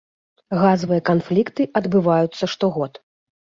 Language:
Belarusian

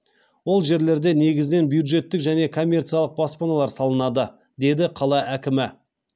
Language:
Kazakh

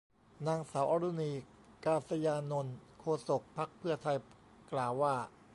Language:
Thai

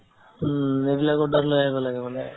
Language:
Assamese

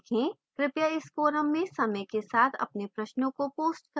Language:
Hindi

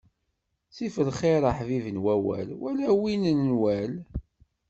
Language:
Kabyle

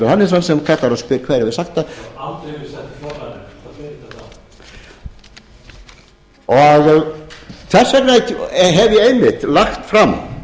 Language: Icelandic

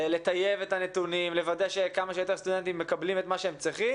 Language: Hebrew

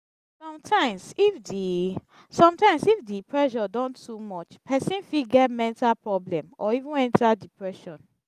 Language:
Nigerian Pidgin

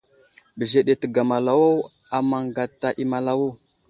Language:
Wuzlam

